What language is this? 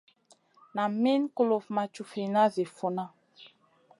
Masana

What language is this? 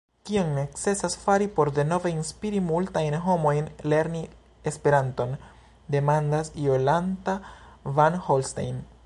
Esperanto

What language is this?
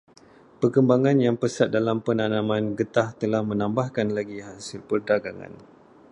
Malay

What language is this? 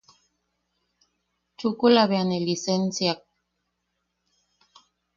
Yaqui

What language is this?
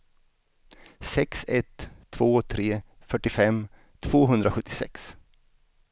Swedish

